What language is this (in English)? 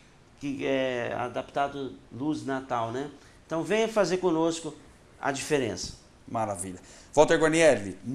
Portuguese